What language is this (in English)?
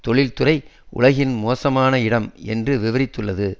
Tamil